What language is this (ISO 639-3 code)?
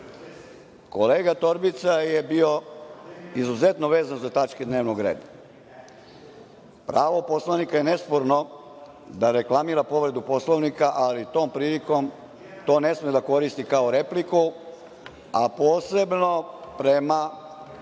srp